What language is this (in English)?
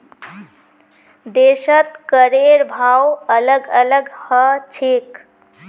Magahi